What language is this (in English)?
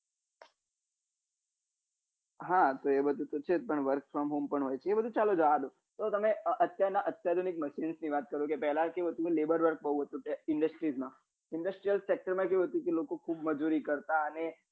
Gujarati